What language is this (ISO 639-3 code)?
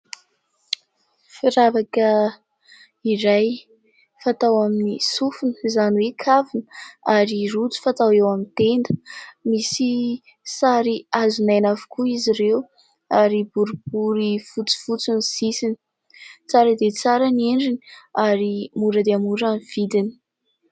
mlg